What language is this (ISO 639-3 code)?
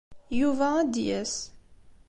kab